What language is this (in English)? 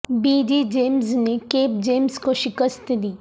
Urdu